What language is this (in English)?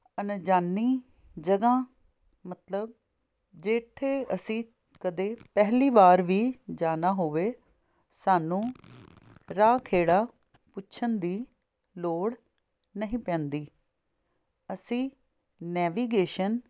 Punjabi